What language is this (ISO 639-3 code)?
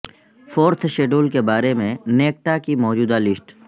urd